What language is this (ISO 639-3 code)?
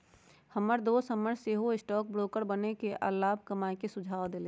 mag